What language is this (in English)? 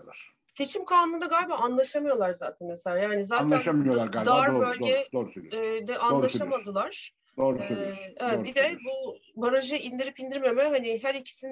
Turkish